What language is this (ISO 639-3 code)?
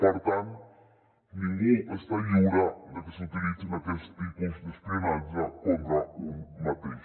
cat